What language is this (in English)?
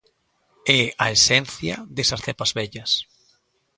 Galician